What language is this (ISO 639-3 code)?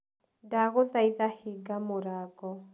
kik